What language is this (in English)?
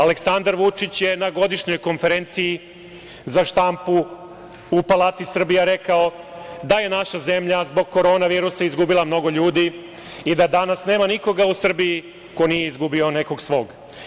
Serbian